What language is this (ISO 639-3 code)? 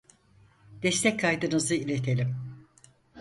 tur